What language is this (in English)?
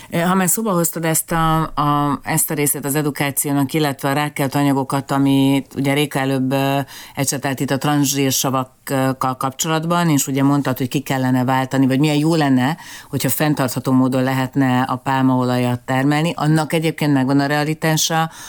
Hungarian